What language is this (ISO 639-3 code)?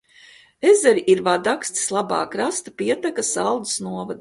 lav